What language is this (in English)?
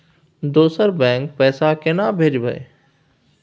Maithili